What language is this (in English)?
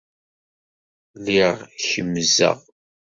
Kabyle